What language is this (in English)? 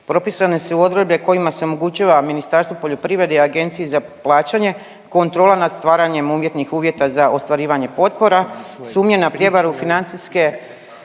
Croatian